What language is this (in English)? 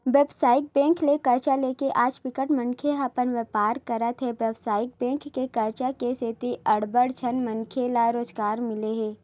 Chhattisgarhi